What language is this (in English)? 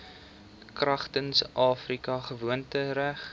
Afrikaans